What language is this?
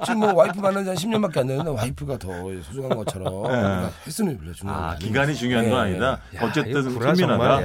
Korean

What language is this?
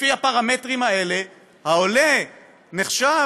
Hebrew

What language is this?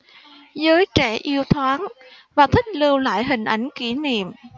Vietnamese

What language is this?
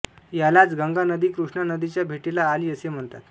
Marathi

